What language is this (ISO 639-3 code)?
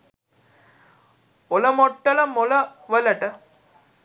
sin